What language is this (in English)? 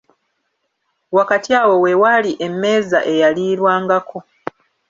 Ganda